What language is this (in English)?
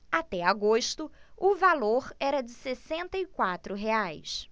Portuguese